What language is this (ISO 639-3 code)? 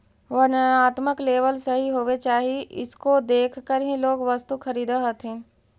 mag